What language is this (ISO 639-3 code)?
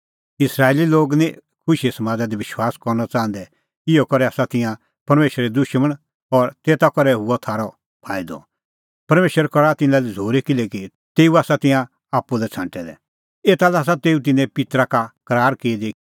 kfx